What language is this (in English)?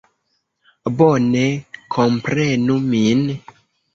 Esperanto